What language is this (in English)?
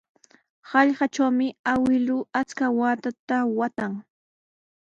Sihuas Ancash Quechua